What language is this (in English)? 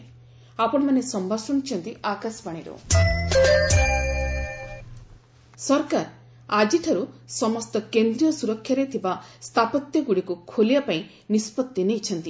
Odia